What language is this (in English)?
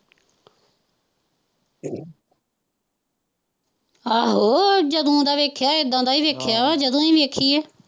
Punjabi